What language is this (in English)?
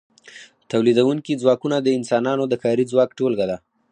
Pashto